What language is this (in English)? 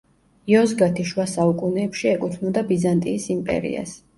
Georgian